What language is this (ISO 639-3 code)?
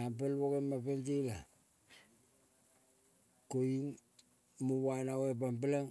kol